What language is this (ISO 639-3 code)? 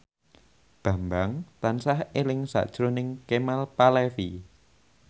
jav